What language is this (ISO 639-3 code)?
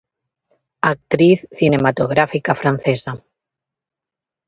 glg